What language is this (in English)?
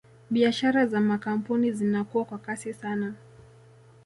Swahili